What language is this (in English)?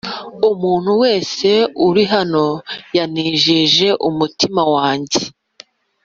Kinyarwanda